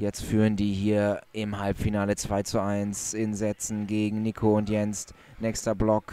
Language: German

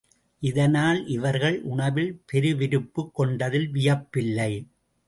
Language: Tamil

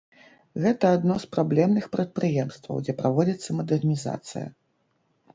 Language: Belarusian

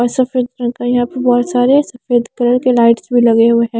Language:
Hindi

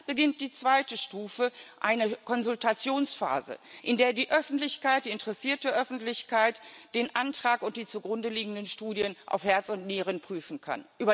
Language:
German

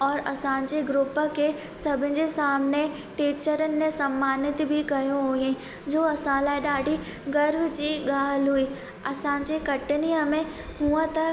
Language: Sindhi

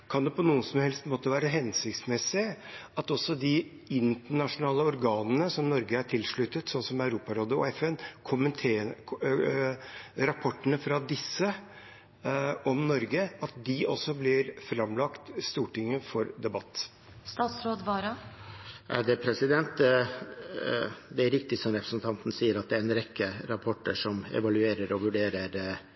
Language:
Norwegian Bokmål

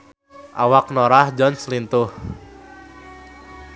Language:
Sundanese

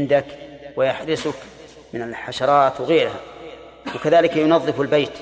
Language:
Arabic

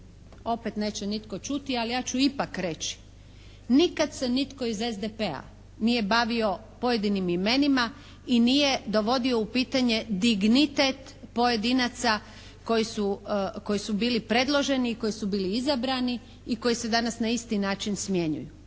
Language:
Croatian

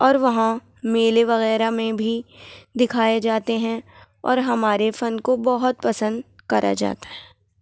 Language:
Urdu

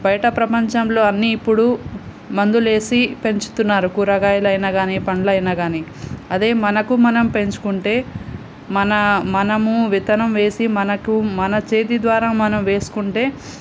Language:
Telugu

